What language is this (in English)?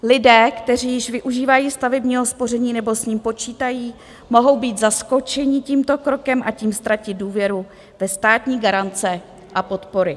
Czech